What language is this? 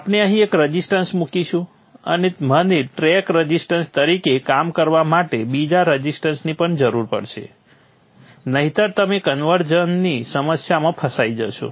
Gujarati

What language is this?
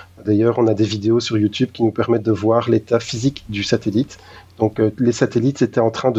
French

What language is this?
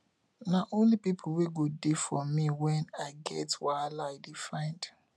Nigerian Pidgin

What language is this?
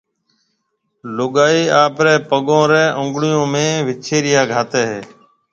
Marwari (Pakistan)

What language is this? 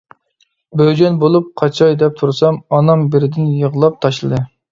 Uyghur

